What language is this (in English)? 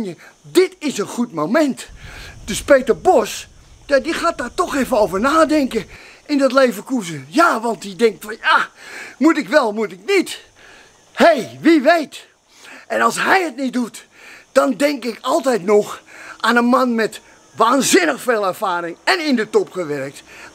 Dutch